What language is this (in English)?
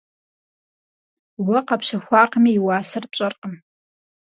Kabardian